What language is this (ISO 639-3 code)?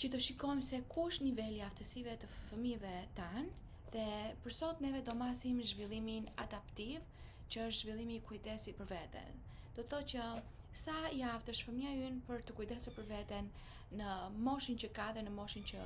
ron